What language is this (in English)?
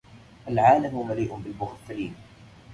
Arabic